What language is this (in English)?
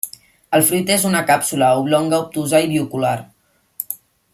Catalan